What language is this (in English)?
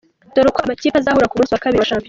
Kinyarwanda